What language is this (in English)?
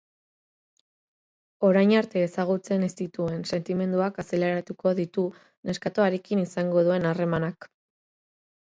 Basque